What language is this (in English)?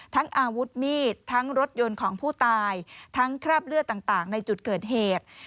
Thai